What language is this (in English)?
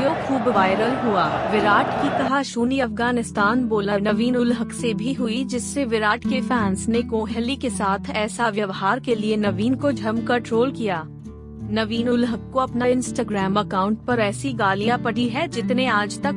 Hindi